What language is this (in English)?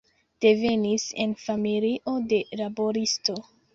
Esperanto